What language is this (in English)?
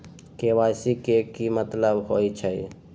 Magahi